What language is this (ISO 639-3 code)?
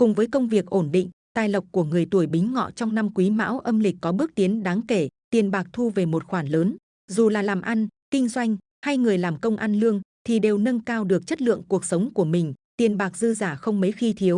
vie